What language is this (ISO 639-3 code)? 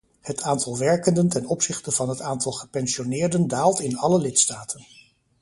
nld